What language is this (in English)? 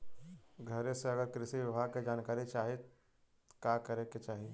Bhojpuri